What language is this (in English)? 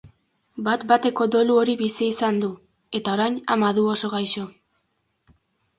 Basque